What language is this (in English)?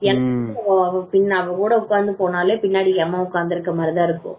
Tamil